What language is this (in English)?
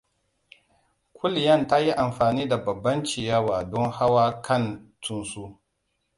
Hausa